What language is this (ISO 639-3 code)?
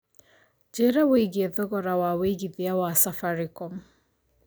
kik